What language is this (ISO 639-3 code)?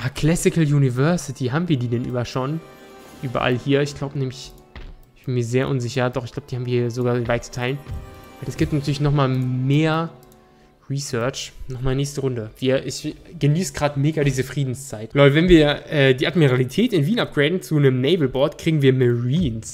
deu